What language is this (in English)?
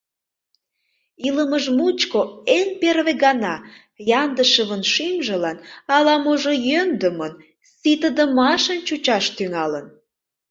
Mari